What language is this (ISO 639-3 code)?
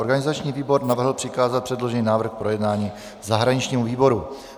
ces